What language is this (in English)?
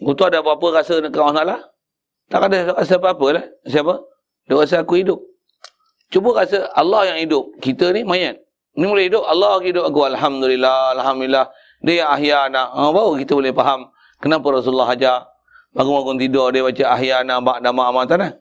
Malay